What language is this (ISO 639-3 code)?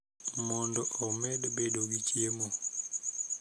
luo